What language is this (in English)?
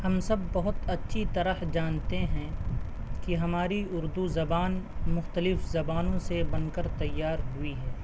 Urdu